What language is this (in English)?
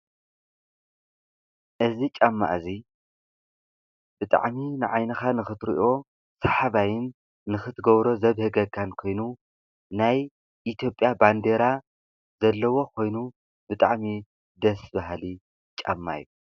Tigrinya